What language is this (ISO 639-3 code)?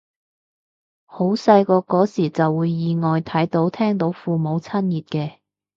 yue